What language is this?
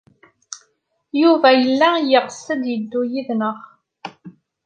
Kabyle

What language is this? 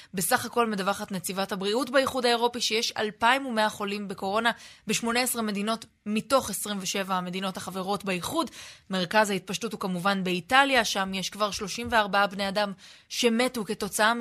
Hebrew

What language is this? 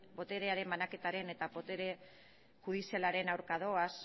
Basque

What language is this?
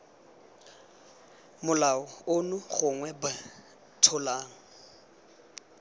Tswana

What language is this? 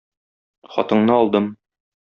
Tatar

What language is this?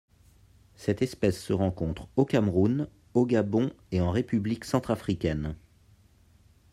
French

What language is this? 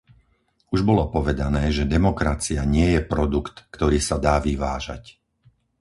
Slovak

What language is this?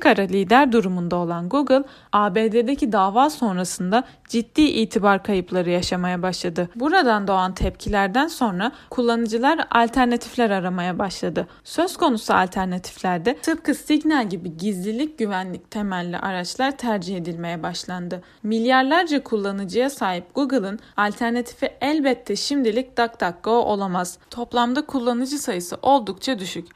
Turkish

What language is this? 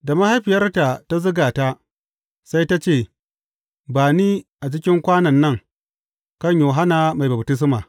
Hausa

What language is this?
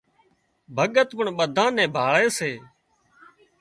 Wadiyara Koli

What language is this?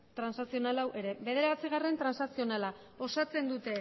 Basque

